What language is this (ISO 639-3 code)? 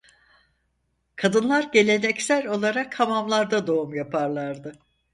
tur